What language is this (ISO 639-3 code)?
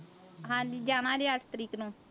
pan